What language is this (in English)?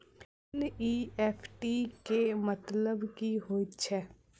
Maithili